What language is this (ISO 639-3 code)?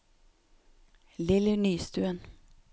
nor